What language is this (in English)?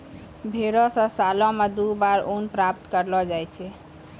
Maithili